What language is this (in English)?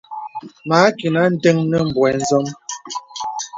Bebele